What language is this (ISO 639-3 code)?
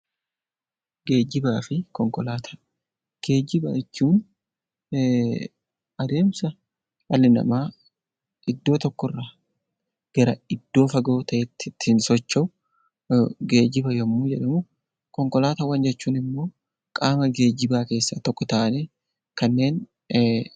orm